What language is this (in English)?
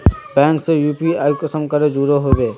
Magahi